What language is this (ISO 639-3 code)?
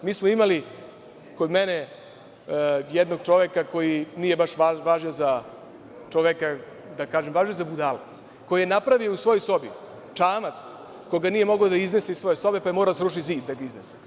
srp